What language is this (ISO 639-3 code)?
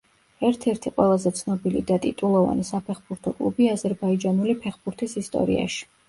kat